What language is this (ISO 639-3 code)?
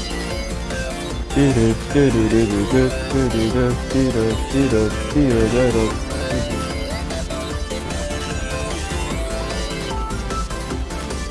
jpn